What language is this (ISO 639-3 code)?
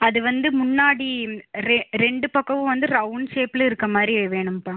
tam